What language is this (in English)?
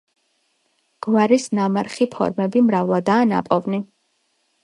Georgian